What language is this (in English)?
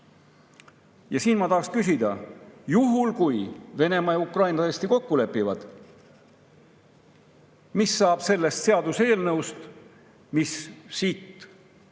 Estonian